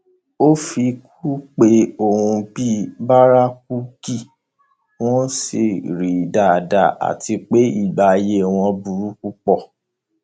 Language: Yoruba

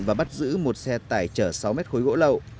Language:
Vietnamese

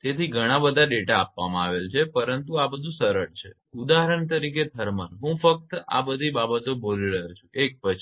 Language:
Gujarati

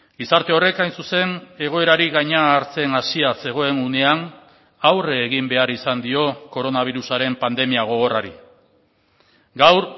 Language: Basque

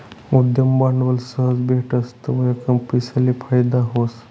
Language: Marathi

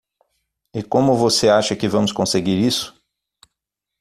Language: Portuguese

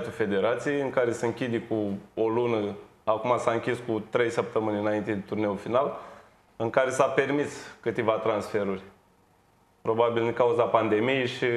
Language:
Romanian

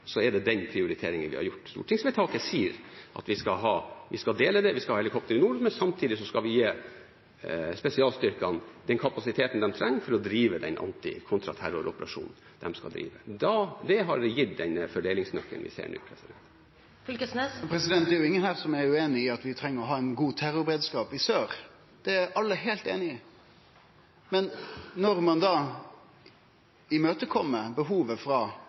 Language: Norwegian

